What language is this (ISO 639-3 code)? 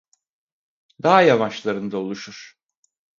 tur